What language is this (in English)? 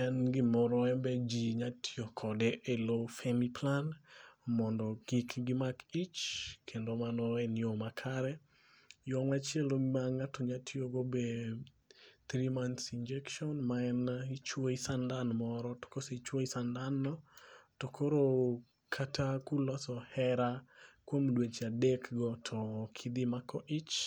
Luo (Kenya and Tanzania)